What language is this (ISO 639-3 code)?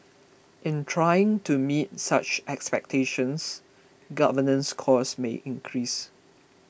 eng